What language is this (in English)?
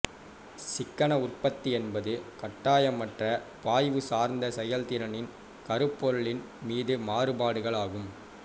Tamil